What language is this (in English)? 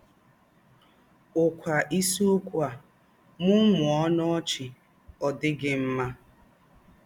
Igbo